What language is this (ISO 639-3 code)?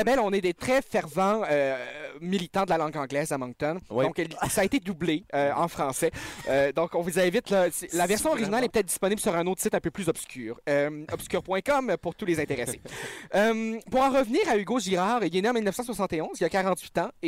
fra